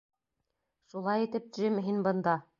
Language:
Bashkir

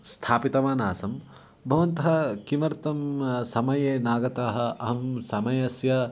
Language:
Sanskrit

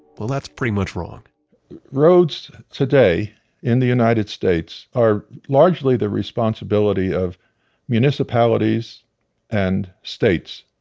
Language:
English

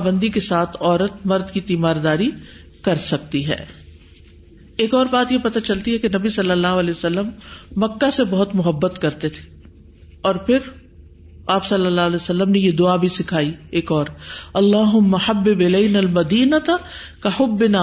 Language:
Urdu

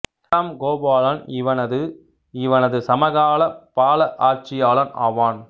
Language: Tamil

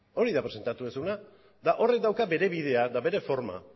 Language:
Basque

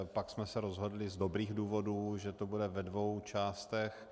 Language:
Czech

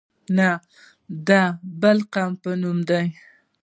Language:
Pashto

